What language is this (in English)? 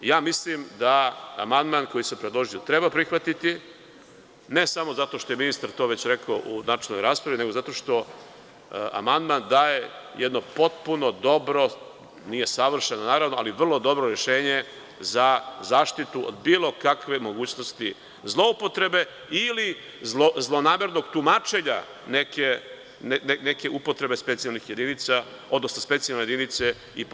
Serbian